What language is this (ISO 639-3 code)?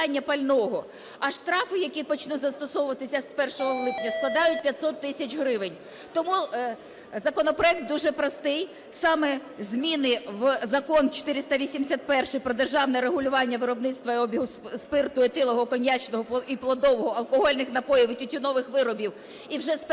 ukr